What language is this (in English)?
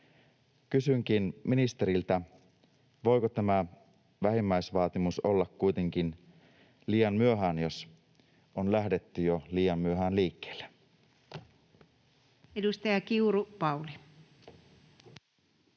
Finnish